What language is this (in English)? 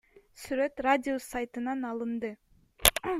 Kyrgyz